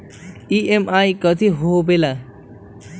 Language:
Magahi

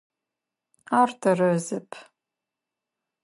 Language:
Adyghe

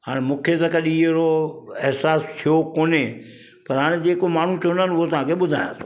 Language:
Sindhi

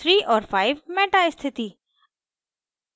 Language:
Hindi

